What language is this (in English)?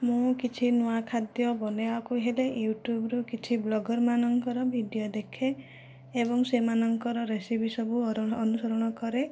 Odia